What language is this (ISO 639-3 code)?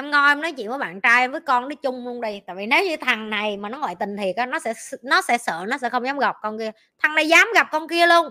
vie